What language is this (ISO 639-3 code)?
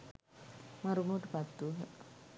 sin